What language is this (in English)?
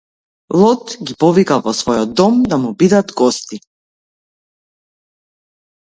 Macedonian